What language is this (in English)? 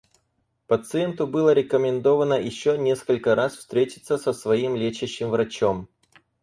Russian